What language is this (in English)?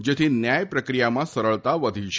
Gujarati